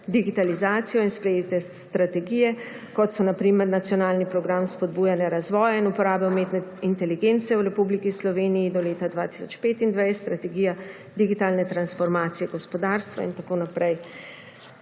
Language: Slovenian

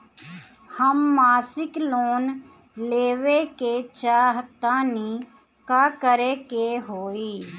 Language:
Bhojpuri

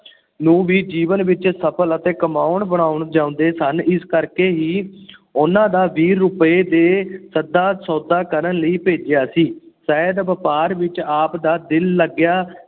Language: Punjabi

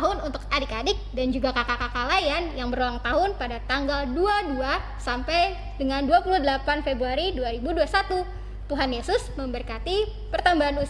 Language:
Indonesian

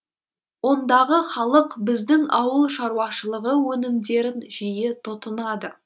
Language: Kazakh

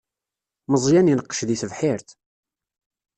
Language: Kabyle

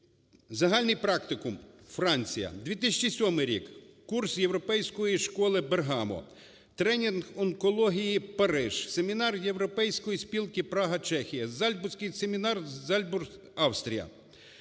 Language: Ukrainian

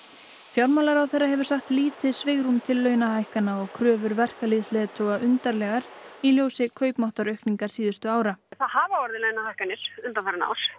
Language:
Icelandic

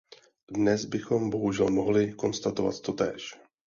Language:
Czech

